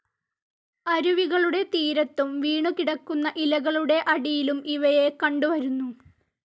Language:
Malayalam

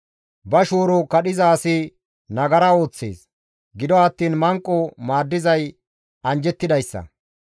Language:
Gamo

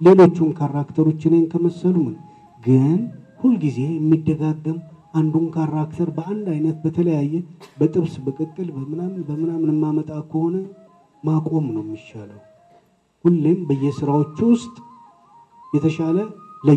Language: Amharic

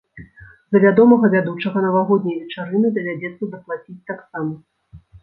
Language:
Belarusian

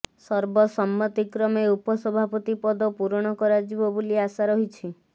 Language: Odia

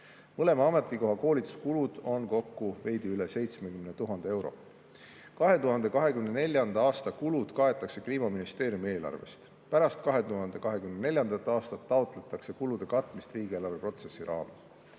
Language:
Estonian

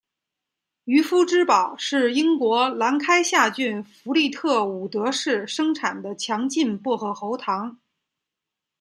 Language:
Chinese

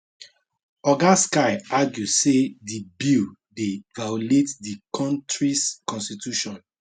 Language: Nigerian Pidgin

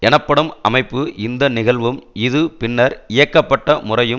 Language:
Tamil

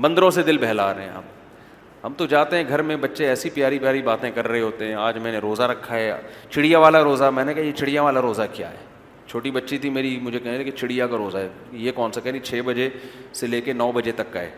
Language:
Urdu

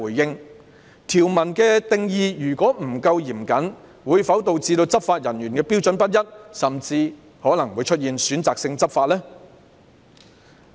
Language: Cantonese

